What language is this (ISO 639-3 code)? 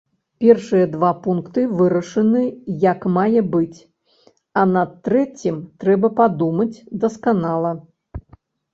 bel